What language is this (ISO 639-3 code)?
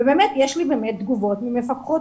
heb